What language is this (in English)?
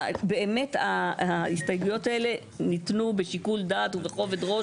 Hebrew